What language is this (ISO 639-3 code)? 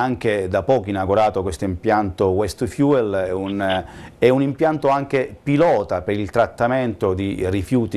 ita